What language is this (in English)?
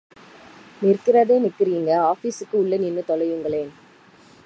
Tamil